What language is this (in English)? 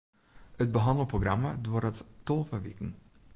Western Frisian